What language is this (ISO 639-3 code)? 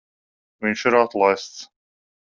lav